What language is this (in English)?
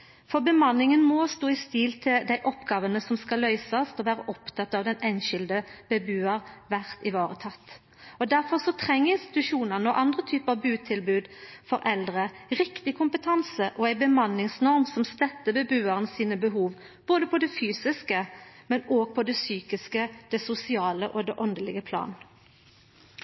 Norwegian Nynorsk